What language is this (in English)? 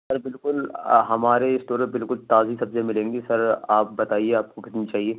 Urdu